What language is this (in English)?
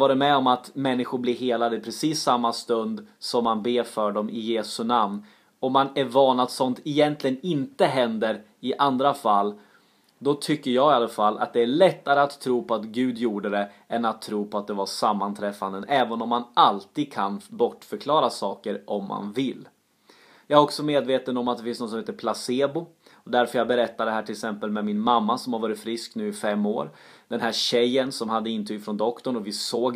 Swedish